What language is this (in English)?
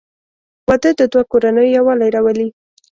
Pashto